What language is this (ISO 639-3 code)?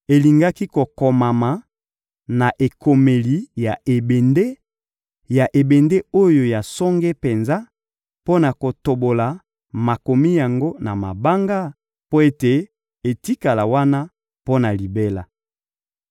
lin